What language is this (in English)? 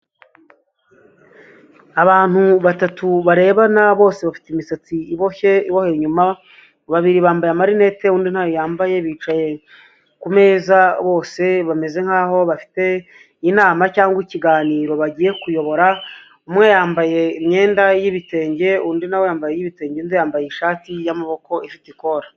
Kinyarwanda